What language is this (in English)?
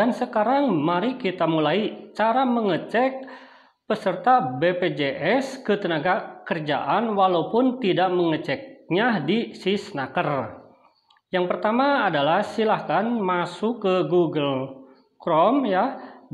Indonesian